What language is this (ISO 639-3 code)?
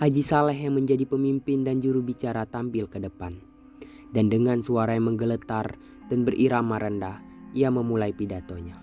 ind